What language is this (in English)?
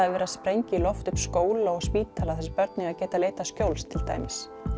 Icelandic